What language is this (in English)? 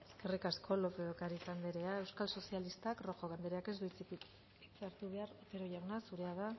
Basque